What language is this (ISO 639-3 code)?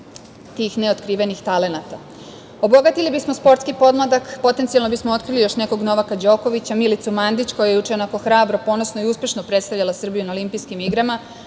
srp